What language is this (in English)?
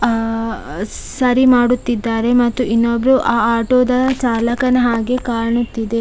Kannada